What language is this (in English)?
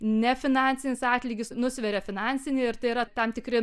Lithuanian